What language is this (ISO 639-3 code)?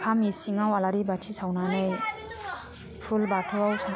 brx